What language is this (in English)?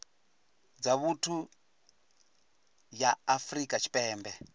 Venda